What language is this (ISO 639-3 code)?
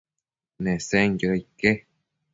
mcf